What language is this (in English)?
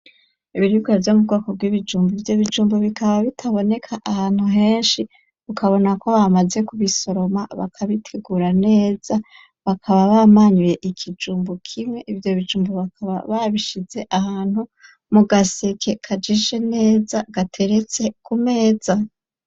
Rundi